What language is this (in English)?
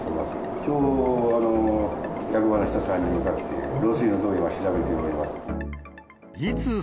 Japanese